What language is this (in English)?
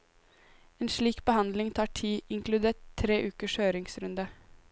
Norwegian